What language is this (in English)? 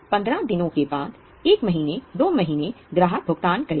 Hindi